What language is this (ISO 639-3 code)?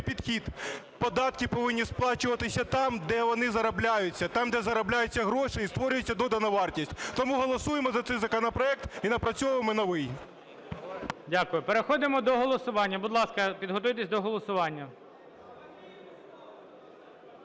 ukr